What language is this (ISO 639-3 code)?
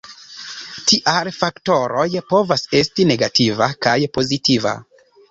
epo